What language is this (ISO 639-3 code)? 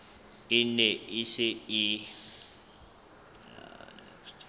sot